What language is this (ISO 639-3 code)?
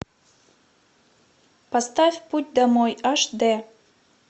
rus